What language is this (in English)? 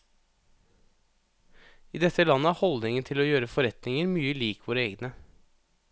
Norwegian